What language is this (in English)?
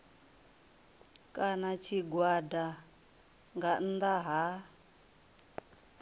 Venda